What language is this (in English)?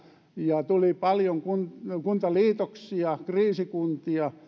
Finnish